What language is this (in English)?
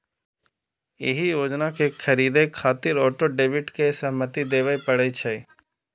Maithili